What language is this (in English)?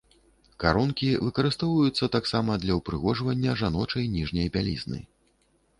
Belarusian